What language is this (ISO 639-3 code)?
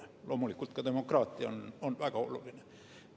est